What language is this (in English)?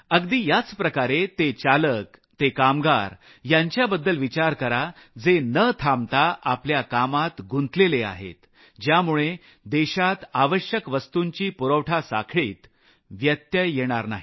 Marathi